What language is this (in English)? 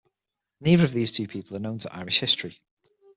English